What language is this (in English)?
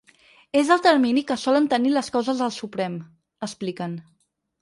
Catalan